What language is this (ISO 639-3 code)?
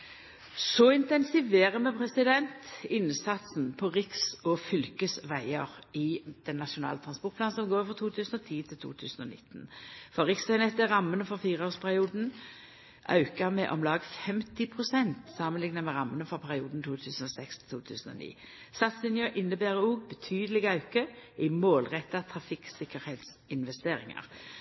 nno